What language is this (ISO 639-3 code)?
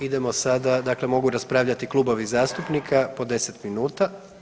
hrv